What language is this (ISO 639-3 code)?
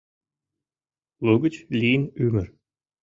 chm